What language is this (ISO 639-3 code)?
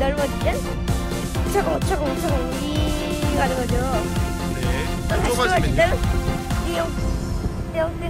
kor